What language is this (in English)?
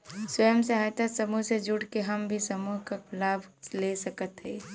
Bhojpuri